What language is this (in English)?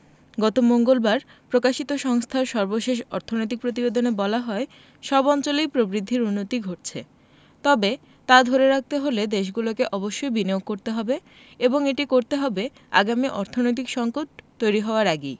Bangla